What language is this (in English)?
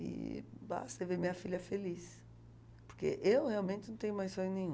Portuguese